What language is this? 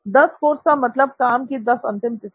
Hindi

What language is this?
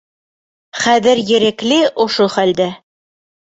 Bashkir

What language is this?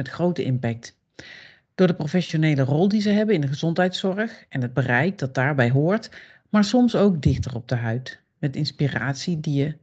Dutch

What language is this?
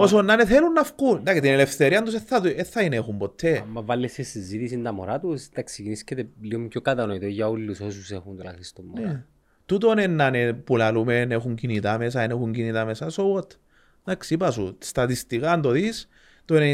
Greek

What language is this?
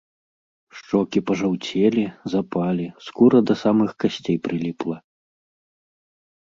Belarusian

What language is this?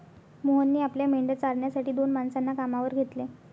Marathi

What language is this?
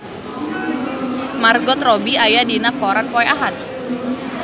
Sundanese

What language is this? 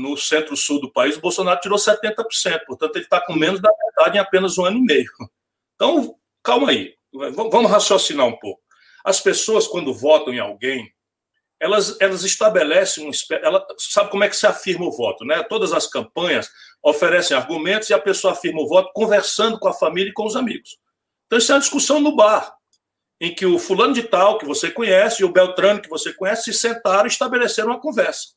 Portuguese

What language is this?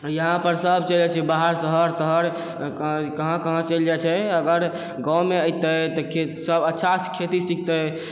Maithili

